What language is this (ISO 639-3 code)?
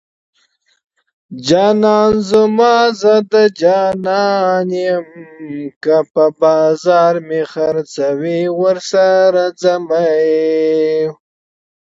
pus